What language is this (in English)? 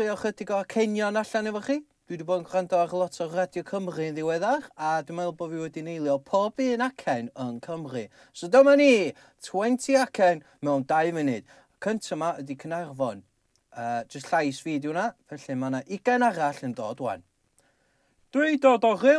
Dutch